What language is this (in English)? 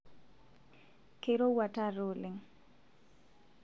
Masai